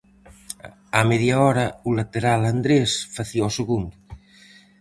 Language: Galician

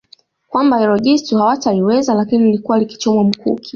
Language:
Swahili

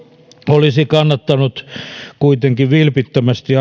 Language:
Finnish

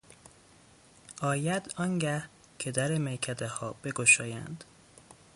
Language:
Persian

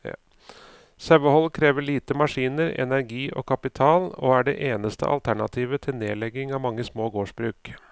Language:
Norwegian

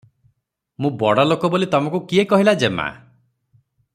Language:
Odia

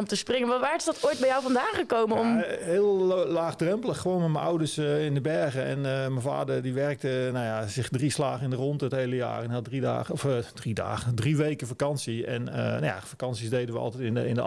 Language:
Dutch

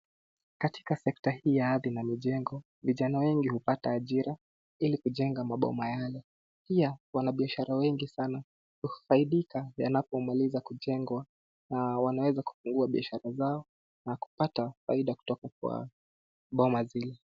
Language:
Swahili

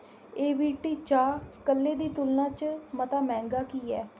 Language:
Dogri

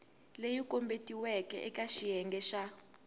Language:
Tsonga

